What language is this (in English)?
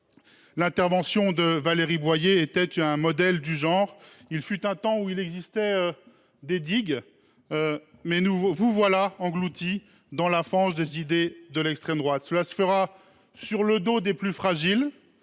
French